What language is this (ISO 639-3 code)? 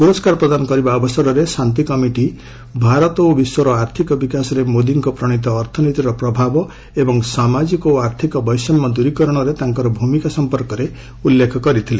ori